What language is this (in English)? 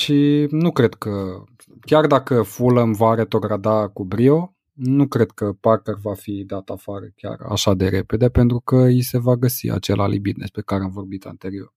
Romanian